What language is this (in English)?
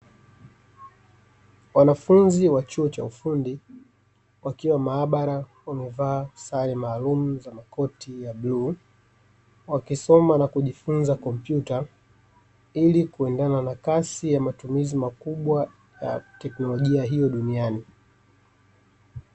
Swahili